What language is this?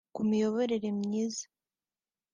Kinyarwanda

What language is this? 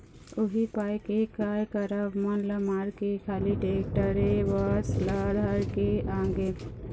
Chhattisgarhi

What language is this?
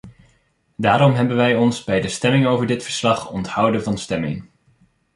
Dutch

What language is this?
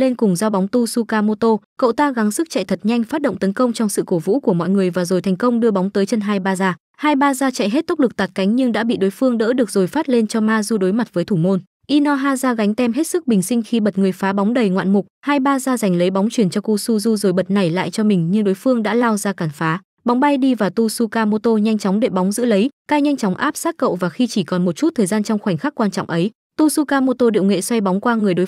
Vietnamese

